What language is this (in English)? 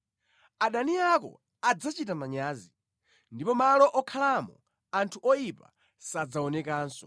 Nyanja